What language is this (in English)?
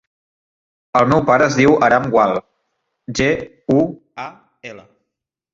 Catalan